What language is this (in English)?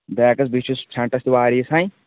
Kashmiri